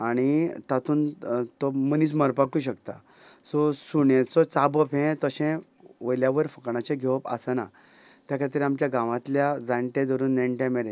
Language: Konkani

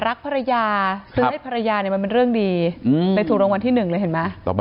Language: Thai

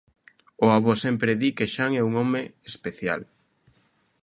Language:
Galician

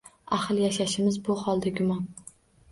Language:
Uzbek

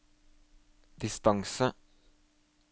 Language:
Norwegian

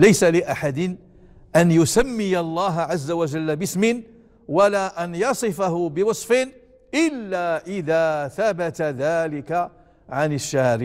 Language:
Arabic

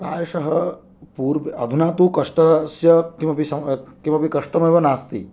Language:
Sanskrit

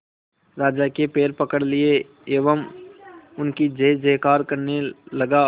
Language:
Hindi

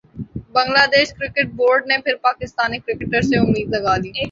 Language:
Urdu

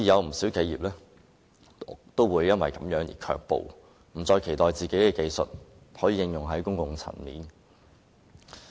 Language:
Cantonese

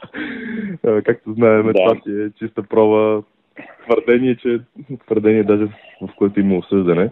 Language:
Bulgarian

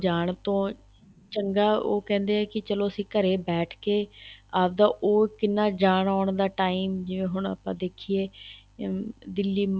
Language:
Punjabi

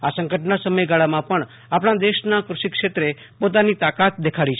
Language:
Gujarati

